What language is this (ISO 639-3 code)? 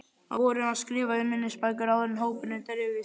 isl